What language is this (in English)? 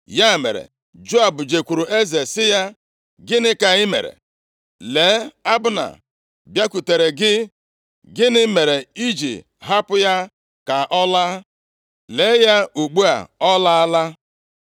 Igbo